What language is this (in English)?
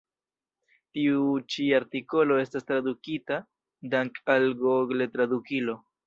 Esperanto